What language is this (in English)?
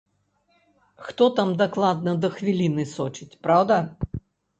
Belarusian